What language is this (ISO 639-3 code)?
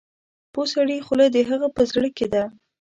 pus